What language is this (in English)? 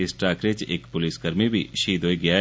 Dogri